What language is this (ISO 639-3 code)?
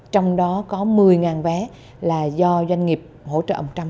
vie